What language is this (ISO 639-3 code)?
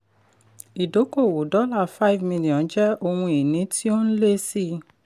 yor